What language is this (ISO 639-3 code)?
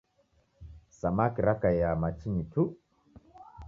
dav